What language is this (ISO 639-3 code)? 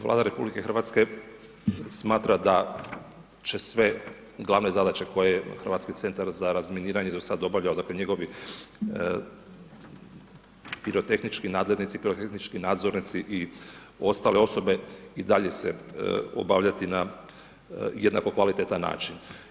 hrv